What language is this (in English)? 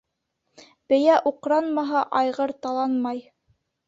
Bashkir